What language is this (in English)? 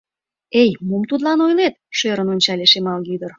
Mari